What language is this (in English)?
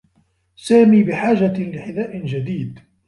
Arabic